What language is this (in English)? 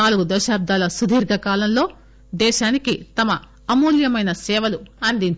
Telugu